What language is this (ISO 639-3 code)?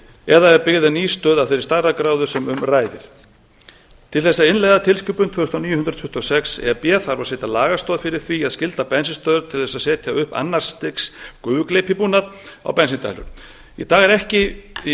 isl